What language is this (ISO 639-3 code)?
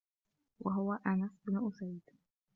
ara